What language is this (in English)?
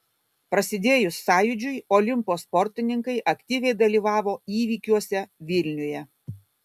Lithuanian